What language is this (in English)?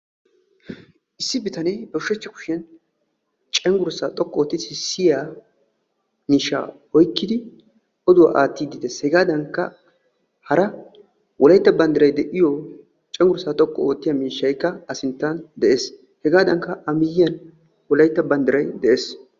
Wolaytta